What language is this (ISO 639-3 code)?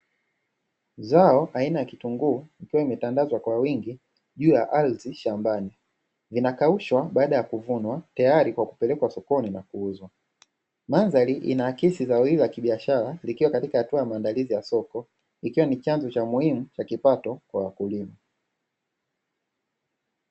swa